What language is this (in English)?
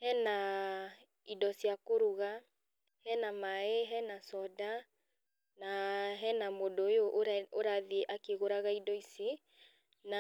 Kikuyu